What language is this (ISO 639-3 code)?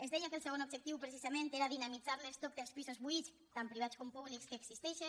cat